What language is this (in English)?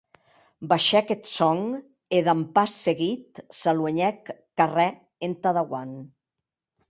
Occitan